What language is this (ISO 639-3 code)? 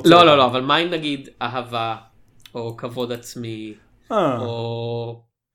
heb